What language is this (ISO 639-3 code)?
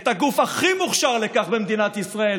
heb